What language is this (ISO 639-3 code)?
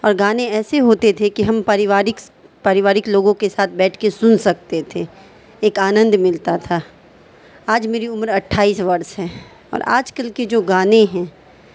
urd